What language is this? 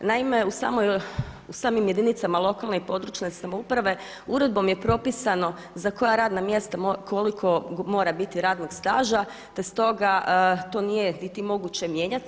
Croatian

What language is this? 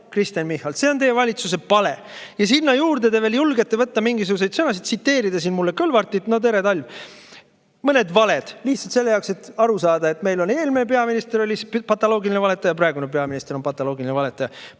Estonian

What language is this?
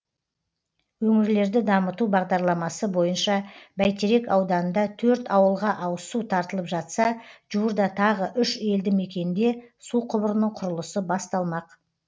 Kazakh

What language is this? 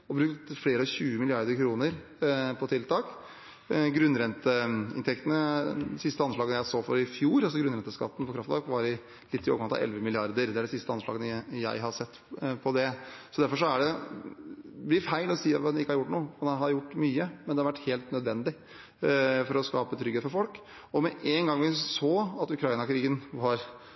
Norwegian Bokmål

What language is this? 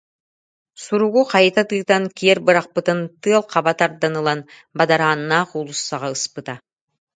Yakut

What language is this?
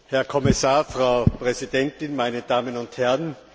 German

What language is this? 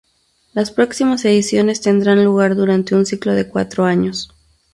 Spanish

